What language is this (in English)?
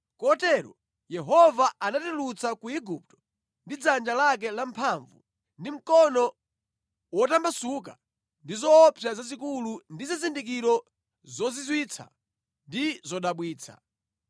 Nyanja